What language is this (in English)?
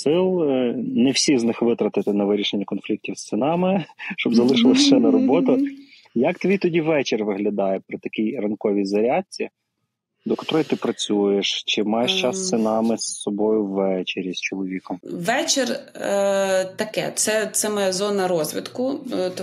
Ukrainian